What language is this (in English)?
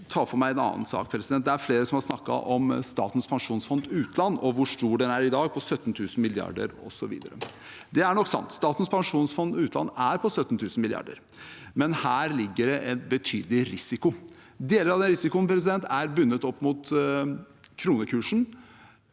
Norwegian